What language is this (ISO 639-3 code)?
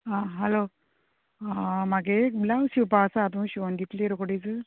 kok